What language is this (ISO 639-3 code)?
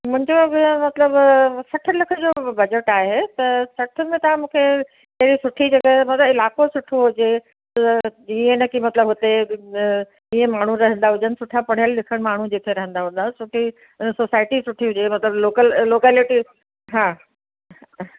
snd